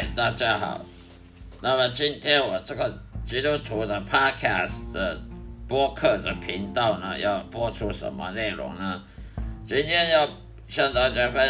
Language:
Chinese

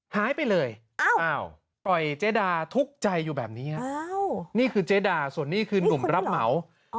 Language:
Thai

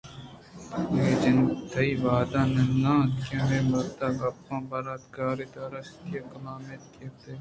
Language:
Eastern Balochi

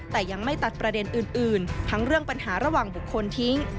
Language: Thai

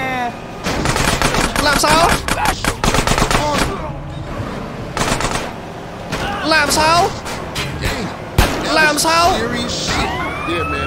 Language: Vietnamese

